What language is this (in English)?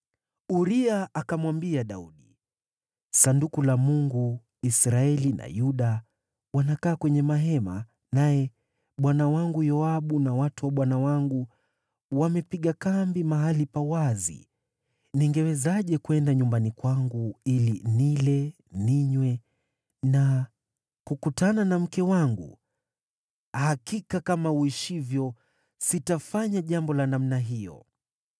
Swahili